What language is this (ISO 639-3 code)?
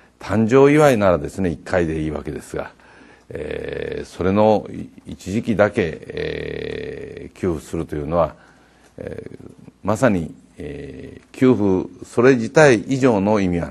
jpn